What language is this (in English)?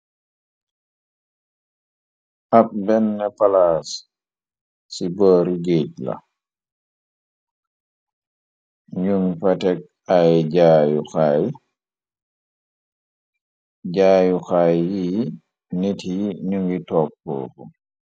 Wolof